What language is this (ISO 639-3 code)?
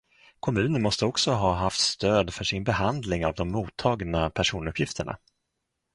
swe